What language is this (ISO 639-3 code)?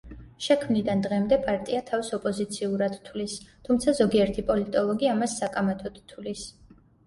kat